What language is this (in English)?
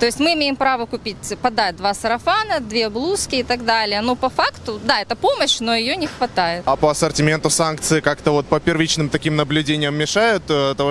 Russian